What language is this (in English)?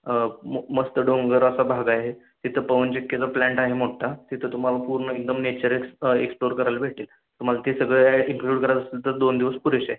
Marathi